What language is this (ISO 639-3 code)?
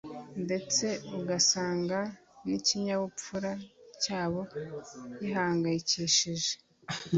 kin